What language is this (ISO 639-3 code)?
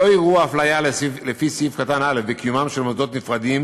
heb